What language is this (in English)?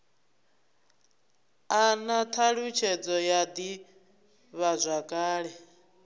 Venda